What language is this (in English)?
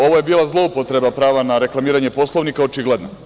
Serbian